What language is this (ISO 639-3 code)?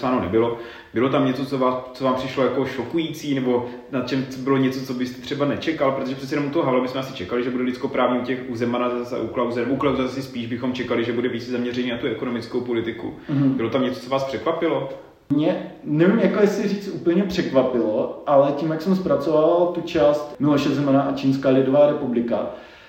ces